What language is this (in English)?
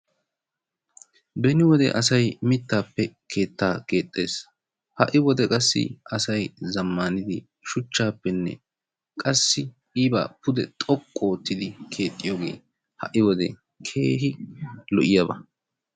Wolaytta